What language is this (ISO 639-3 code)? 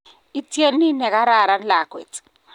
kln